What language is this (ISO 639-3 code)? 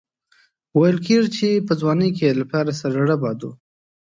pus